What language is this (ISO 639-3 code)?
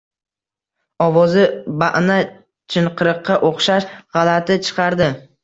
uzb